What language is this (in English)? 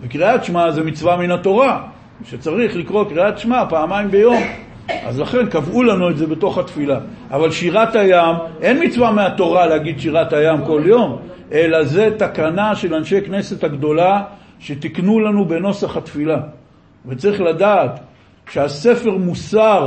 Hebrew